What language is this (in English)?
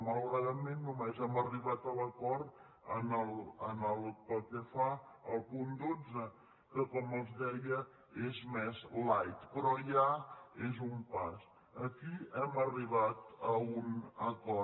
Catalan